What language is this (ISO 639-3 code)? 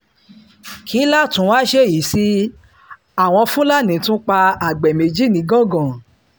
yor